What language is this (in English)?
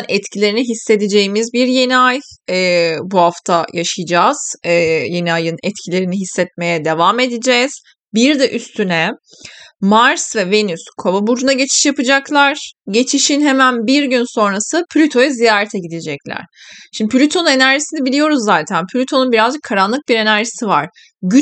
Turkish